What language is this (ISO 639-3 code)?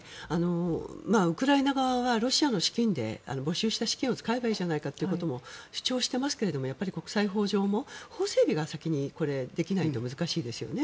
jpn